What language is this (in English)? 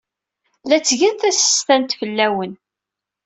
Kabyle